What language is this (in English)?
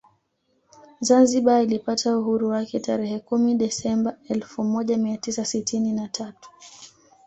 Swahili